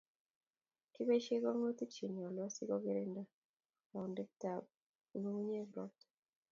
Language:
Kalenjin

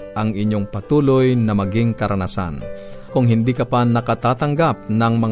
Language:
Filipino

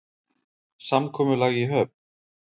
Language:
Icelandic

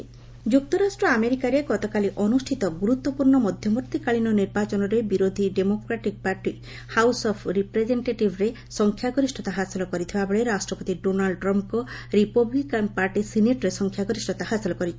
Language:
Odia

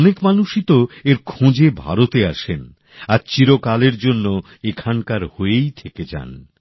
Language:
Bangla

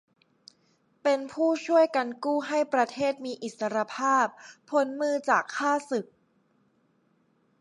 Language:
Thai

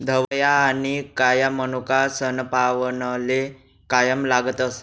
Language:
Marathi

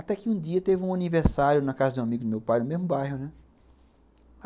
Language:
Portuguese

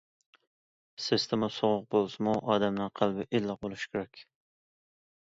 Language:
Uyghur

